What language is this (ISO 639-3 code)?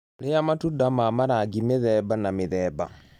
kik